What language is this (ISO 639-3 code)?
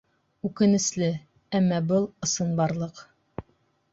bak